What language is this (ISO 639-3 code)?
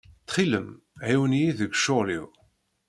kab